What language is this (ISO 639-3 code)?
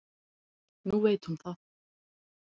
isl